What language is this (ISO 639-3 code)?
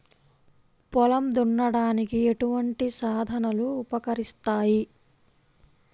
tel